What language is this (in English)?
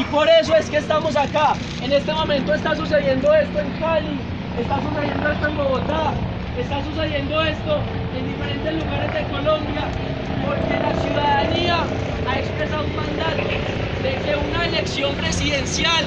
Spanish